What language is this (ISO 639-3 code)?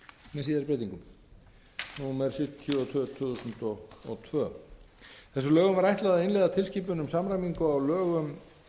isl